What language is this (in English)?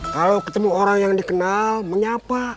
Indonesian